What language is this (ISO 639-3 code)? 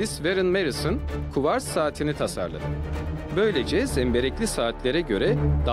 tur